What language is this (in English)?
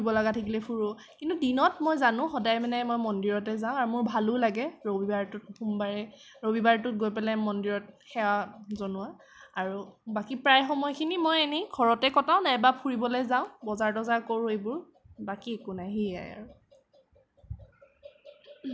Assamese